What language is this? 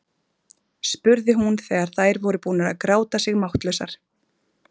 Icelandic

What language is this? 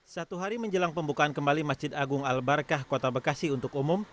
Indonesian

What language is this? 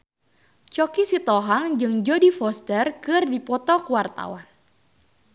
Sundanese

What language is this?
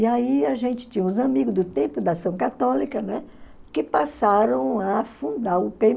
Portuguese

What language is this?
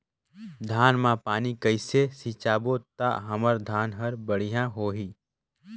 Chhattisgarhi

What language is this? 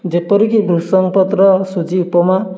Odia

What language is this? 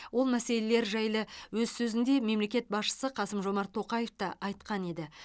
Kazakh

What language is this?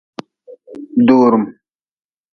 Nawdm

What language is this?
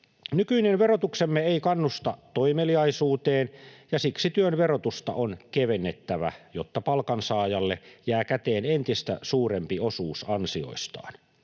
Finnish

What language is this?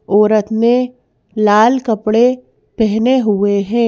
Hindi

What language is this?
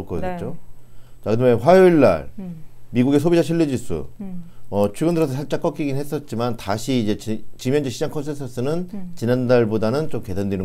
Korean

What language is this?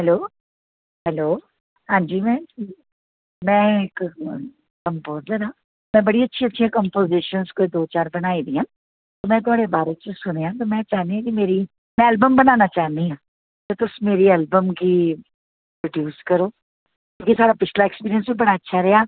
Dogri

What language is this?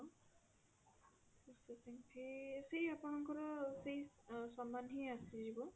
Odia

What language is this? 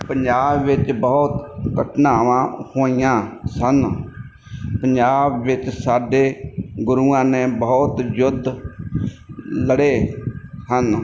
Punjabi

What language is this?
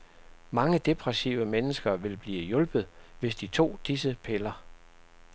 Danish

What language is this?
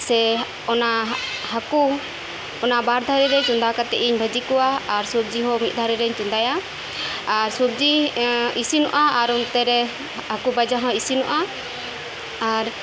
Santali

